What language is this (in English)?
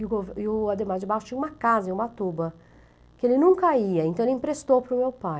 Portuguese